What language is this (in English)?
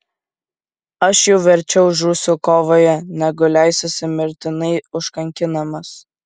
Lithuanian